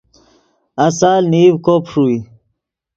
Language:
Yidgha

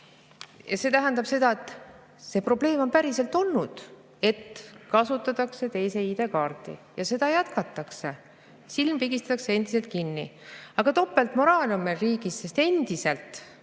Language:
Estonian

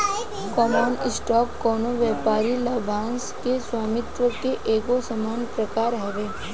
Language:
Bhojpuri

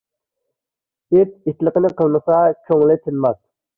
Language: Uyghur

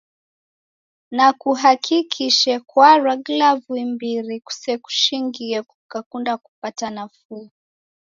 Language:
Taita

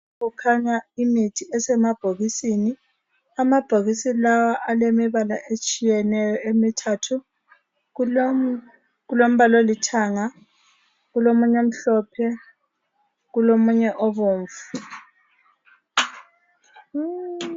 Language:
North Ndebele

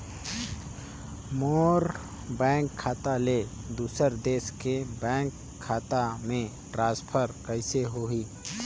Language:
Chhattisgarhi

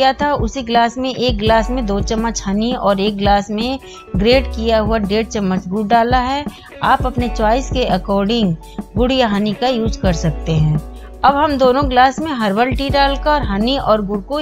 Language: Hindi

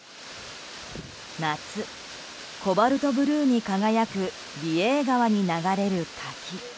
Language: Japanese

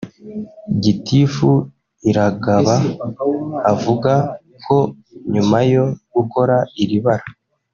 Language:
Kinyarwanda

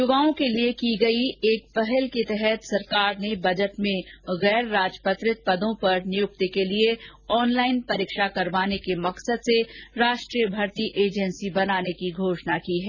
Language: Hindi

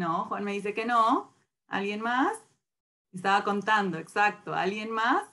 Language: Spanish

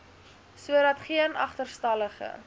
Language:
Afrikaans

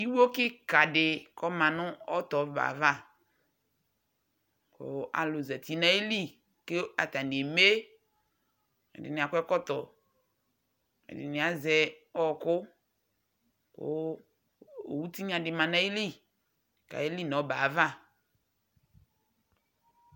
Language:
Ikposo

